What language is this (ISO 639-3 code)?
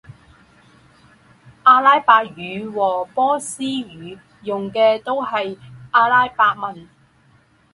zho